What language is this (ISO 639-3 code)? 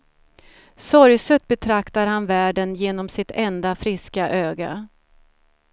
swe